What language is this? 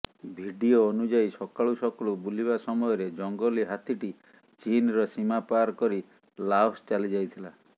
Odia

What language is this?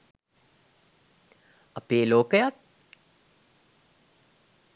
Sinhala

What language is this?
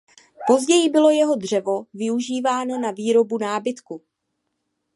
Czech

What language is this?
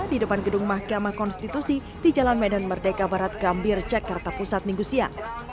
Indonesian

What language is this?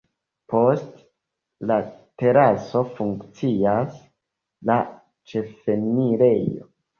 Esperanto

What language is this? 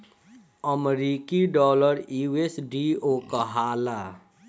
Bhojpuri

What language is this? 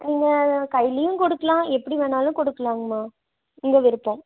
Tamil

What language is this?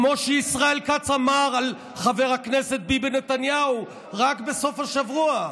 Hebrew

